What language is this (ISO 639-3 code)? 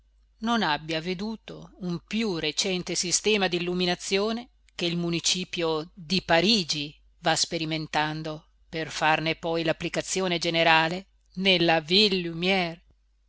ita